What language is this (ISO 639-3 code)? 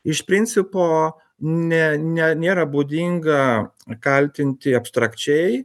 lit